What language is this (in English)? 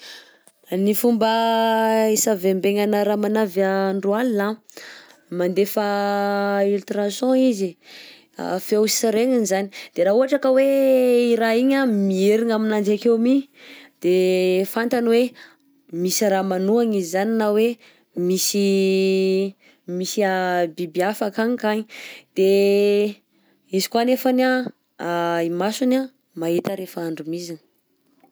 Southern Betsimisaraka Malagasy